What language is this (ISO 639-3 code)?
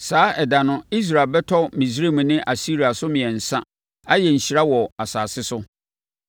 aka